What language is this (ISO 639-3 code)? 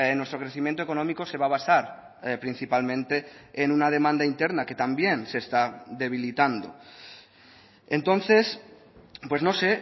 spa